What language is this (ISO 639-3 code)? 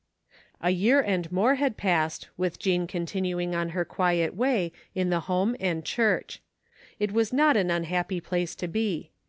eng